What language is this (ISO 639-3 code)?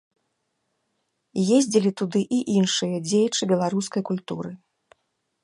bel